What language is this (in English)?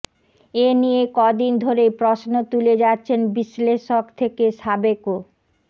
Bangla